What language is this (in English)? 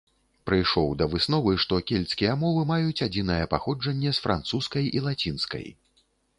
Belarusian